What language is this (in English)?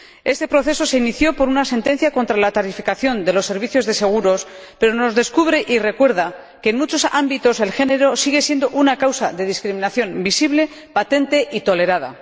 Spanish